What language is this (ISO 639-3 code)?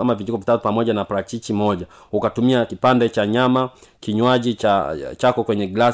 swa